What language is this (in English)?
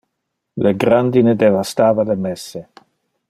Interlingua